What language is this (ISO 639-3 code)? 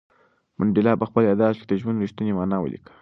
pus